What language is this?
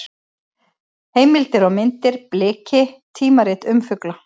Icelandic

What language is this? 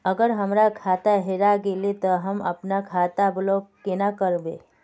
Magahi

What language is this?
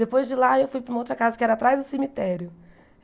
Portuguese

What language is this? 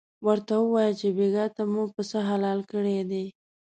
Pashto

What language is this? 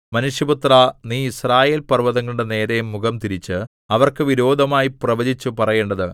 Malayalam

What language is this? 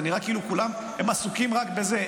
Hebrew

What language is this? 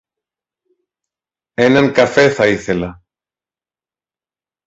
Greek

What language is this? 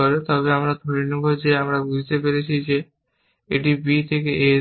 Bangla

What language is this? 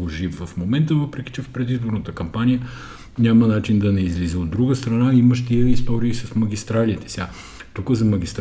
Bulgarian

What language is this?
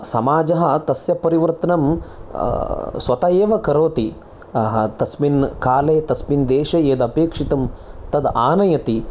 Sanskrit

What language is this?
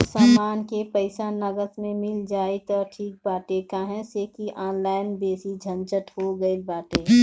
Bhojpuri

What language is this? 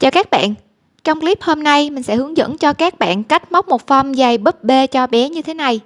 Vietnamese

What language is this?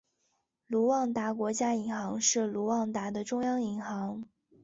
Chinese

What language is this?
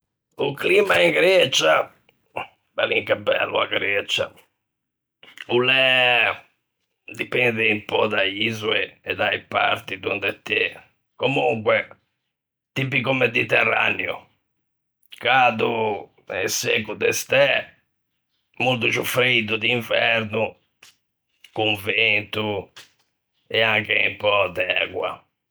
Ligurian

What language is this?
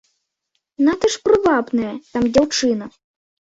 Belarusian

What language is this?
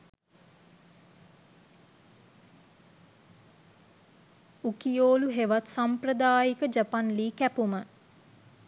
Sinhala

